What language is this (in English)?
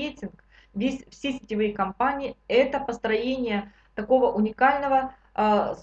Russian